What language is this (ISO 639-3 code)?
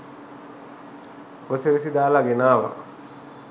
sin